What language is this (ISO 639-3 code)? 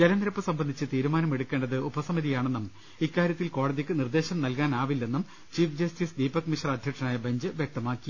mal